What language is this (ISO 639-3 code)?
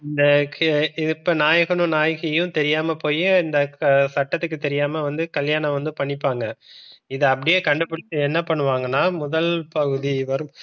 tam